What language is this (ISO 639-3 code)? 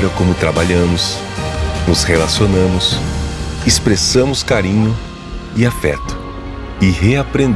por